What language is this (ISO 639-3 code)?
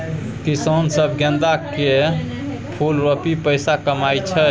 mai